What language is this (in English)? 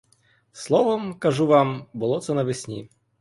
Ukrainian